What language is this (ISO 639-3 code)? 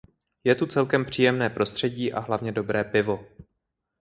ces